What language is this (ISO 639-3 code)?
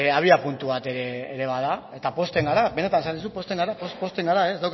eus